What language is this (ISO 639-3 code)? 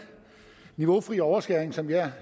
dan